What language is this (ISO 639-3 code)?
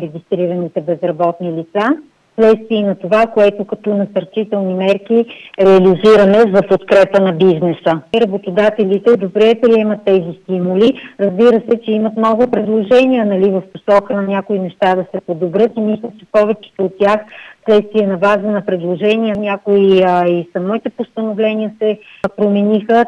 bul